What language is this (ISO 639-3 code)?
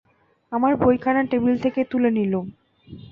ben